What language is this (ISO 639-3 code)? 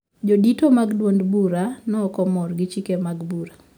luo